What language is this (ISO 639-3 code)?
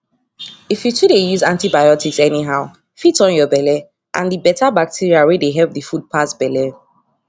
pcm